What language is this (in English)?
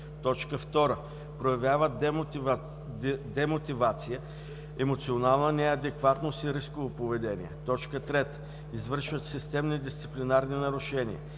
Bulgarian